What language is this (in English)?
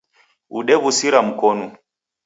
Taita